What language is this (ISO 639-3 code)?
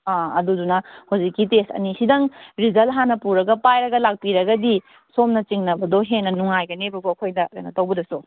mni